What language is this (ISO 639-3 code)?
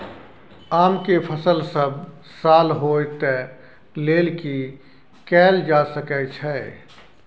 mai